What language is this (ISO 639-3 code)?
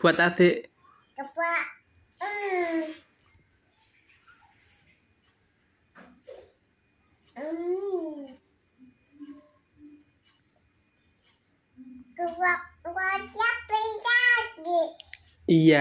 ind